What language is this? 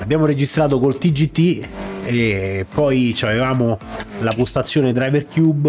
Italian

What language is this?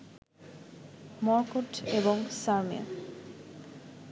Bangla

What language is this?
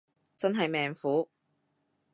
Cantonese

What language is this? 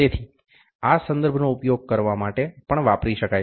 Gujarati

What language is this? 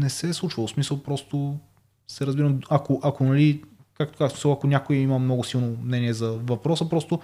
Bulgarian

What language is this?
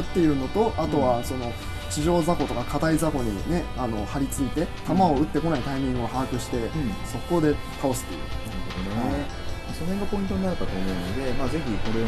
Japanese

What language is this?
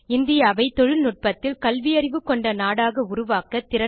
Tamil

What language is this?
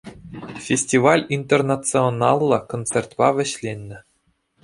Chuvash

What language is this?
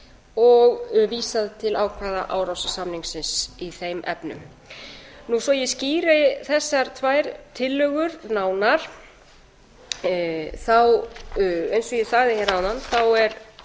Icelandic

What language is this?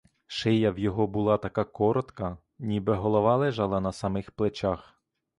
Ukrainian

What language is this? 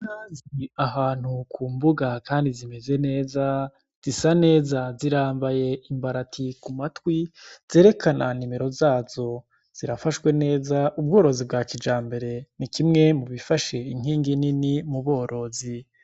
Rundi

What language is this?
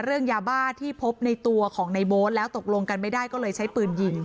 Thai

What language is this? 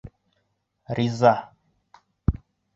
Bashkir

